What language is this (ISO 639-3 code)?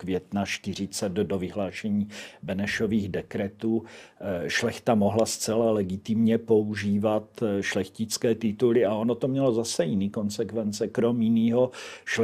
ces